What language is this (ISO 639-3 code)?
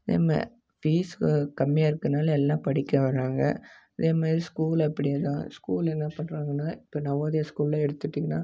tam